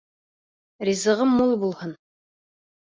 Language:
Bashkir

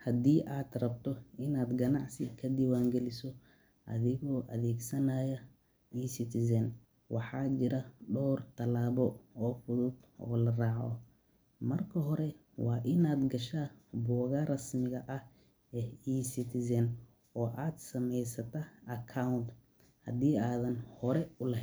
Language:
Somali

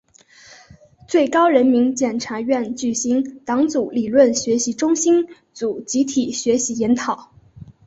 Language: Chinese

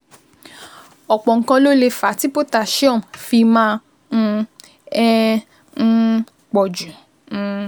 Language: Yoruba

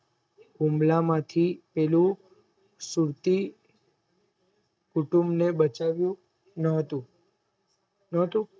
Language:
Gujarati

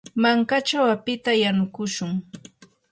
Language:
Yanahuanca Pasco Quechua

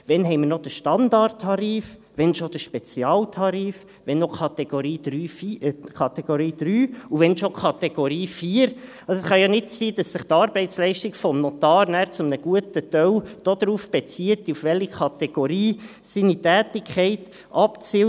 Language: Swiss German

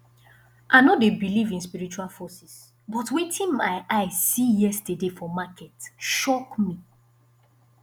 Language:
Nigerian Pidgin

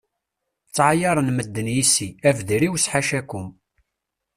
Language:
Kabyle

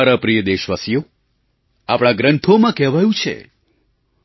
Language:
Gujarati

